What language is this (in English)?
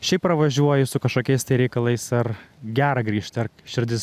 Lithuanian